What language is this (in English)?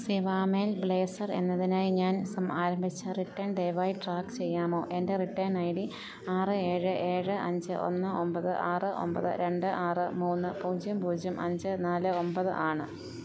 Malayalam